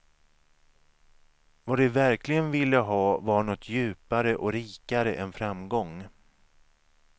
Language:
Swedish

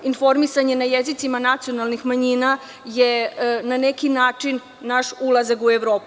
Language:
Serbian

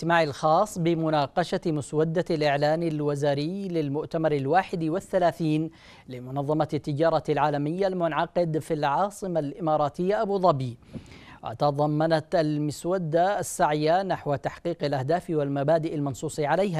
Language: Arabic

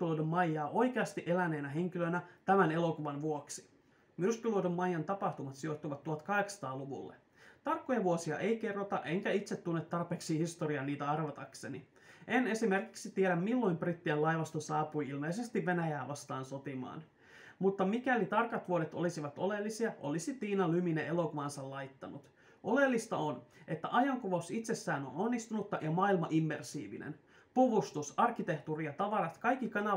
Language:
Finnish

